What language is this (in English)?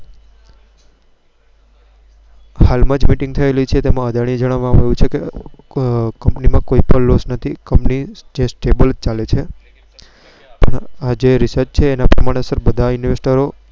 Gujarati